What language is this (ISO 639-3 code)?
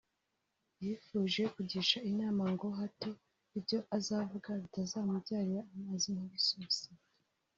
kin